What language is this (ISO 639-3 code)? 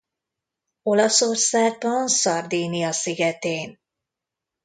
hun